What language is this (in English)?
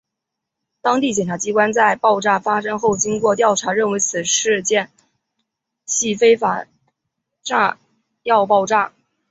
Chinese